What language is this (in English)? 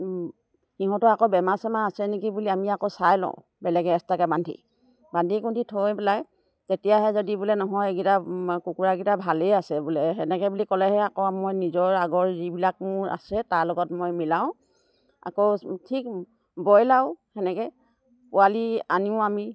Assamese